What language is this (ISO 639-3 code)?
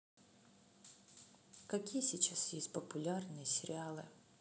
rus